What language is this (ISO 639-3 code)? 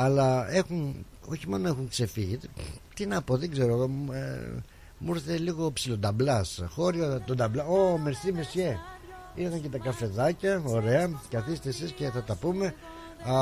ell